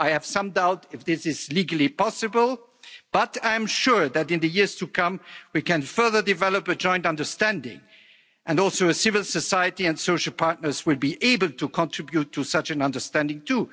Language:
English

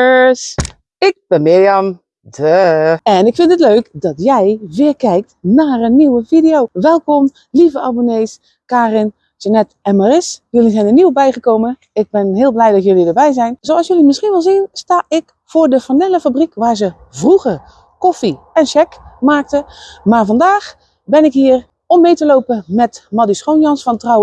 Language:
Dutch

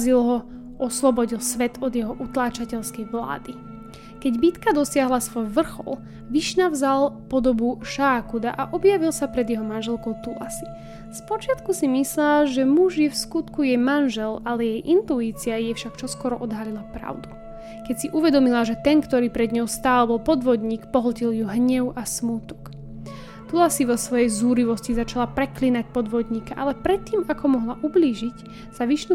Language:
Slovak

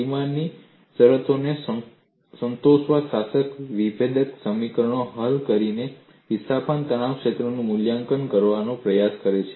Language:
Gujarati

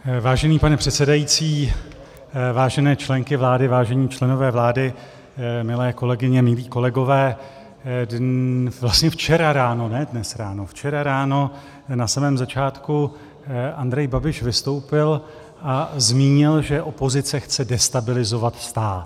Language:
Czech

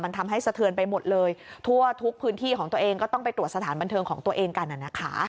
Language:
Thai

